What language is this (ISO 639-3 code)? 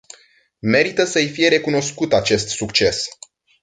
ron